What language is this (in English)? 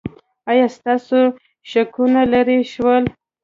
Pashto